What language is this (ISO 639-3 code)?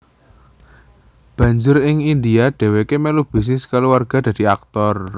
jav